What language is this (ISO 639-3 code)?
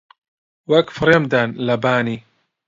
ckb